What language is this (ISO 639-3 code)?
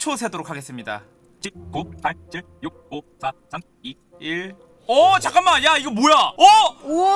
kor